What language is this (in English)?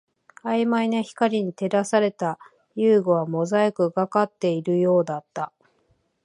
Japanese